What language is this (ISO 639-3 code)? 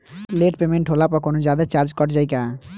bho